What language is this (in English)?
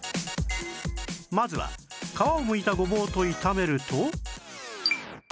Japanese